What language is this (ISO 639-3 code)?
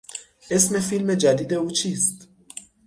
fas